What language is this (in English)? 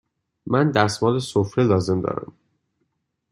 Persian